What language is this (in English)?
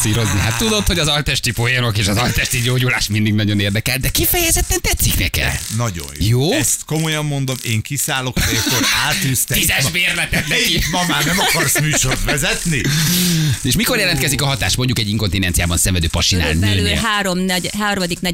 Hungarian